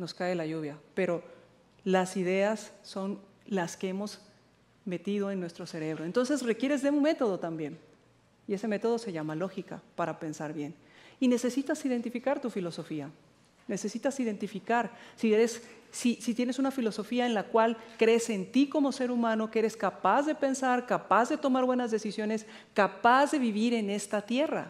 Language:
Spanish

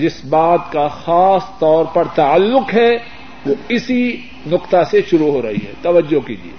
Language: Urdu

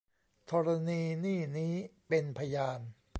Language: Thai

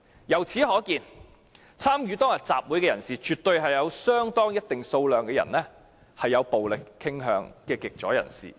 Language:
Cantonese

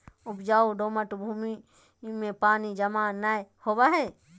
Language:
Magahi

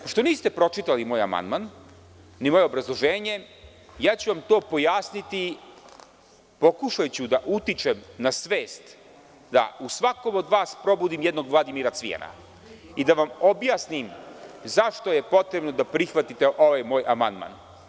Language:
Serbian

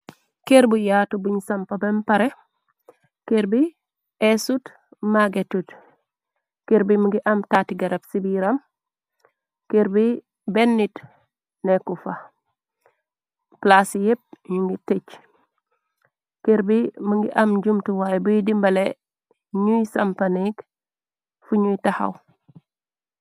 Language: Wolof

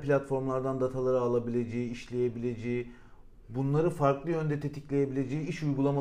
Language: Turkish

